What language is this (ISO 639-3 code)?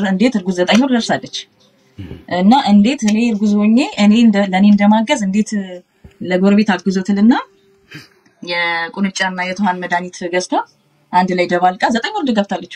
ara